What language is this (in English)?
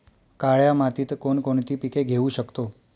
Marathi